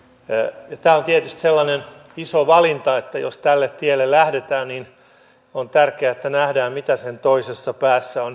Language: Finnish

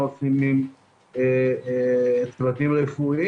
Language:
Hebrew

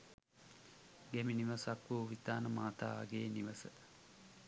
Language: Sinhala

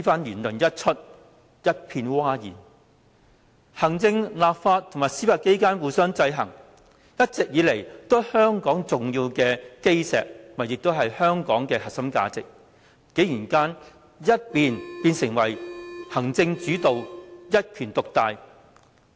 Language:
Cantonese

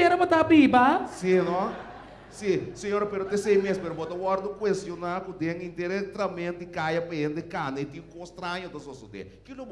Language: Portuguese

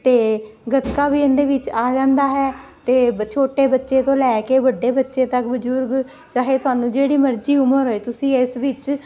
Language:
Punjabi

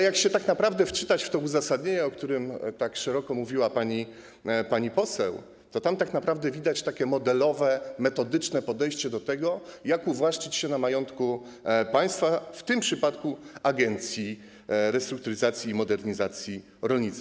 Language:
Polish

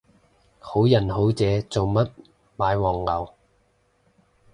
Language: Cantonese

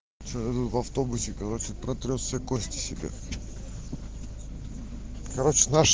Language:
Russian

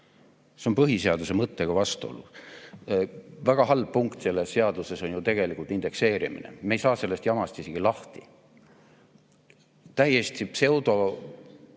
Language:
Estonian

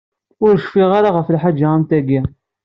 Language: Kabyle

